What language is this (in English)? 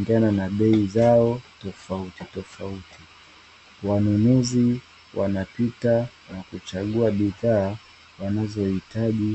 Swahili